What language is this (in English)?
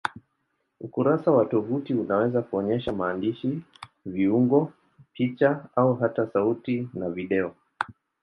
Swahili